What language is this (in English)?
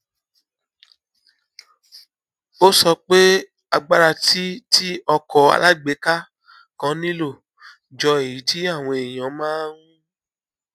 Yoruba